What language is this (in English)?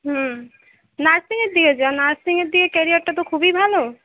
Bangla